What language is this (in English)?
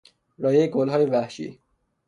Persian